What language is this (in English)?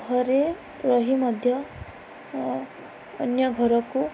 Odia